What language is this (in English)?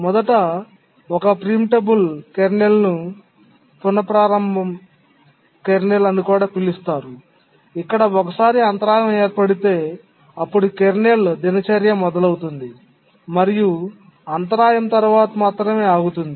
Telugu